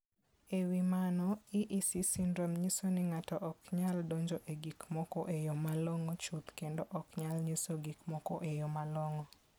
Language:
Luo (Kenya and Tanzania)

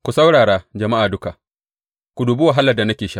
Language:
Hausa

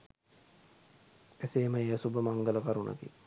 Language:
Sinhala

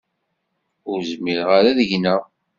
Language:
Kabyle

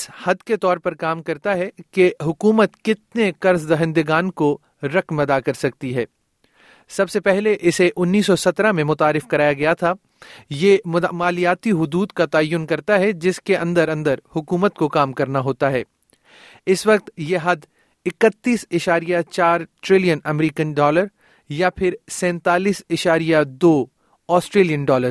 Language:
Urdu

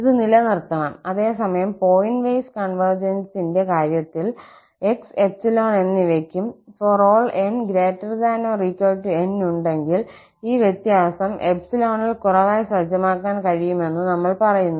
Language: Malayalam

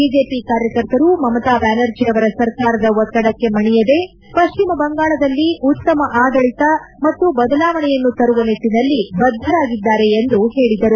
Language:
Kannada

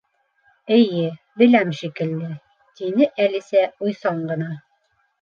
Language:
Bashkir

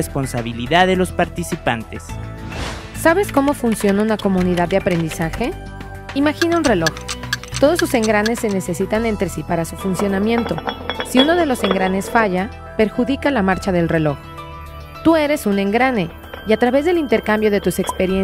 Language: Spanish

